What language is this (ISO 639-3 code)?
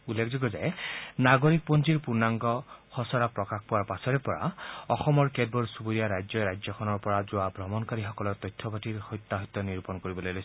asm